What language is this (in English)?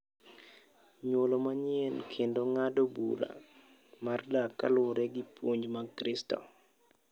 Luo (Kenya and Tanzania)